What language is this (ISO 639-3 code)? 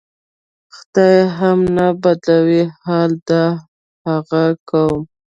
pus